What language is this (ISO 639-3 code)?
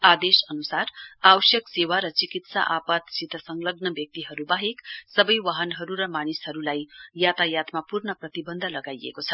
nep